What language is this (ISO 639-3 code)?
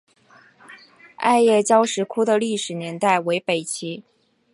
zho